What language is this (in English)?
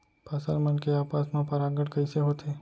Chhattisgarhi